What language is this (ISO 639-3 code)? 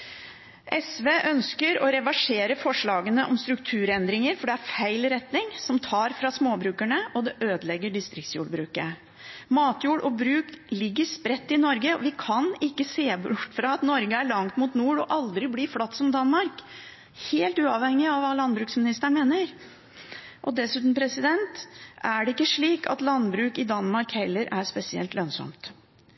nob